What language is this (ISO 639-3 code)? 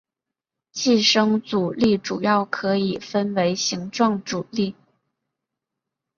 zho